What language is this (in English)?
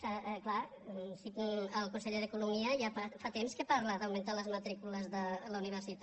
Catalan